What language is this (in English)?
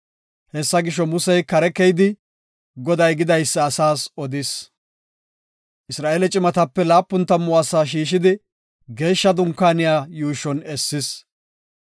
Gofa